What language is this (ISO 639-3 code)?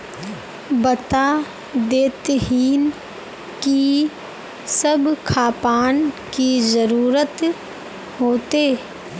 mag